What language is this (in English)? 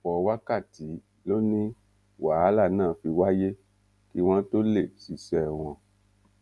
Yoruba